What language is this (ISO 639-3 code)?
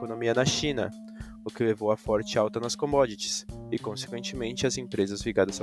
por